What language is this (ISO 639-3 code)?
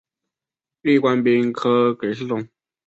zho